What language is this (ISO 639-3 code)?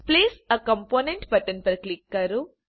guj